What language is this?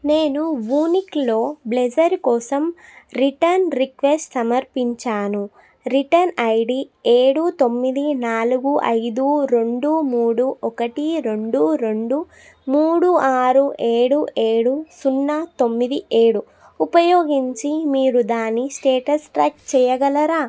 Telugu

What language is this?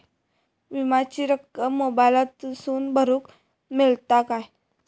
Marathi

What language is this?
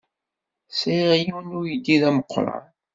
Kabyle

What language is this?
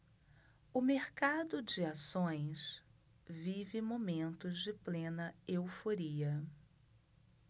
Portuguese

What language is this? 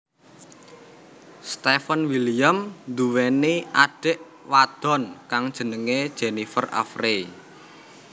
Javanese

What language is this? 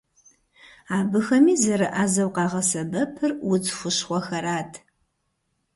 Kabardian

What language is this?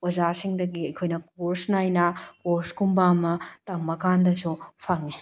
Manipuri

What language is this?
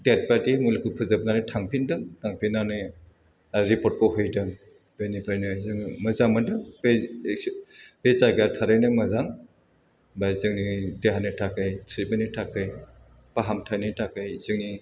Bodo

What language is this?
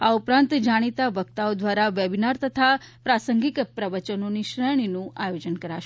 Gujarati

